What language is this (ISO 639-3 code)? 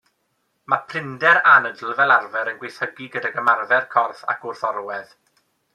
cym